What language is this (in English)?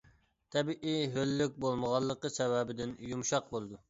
Uyghur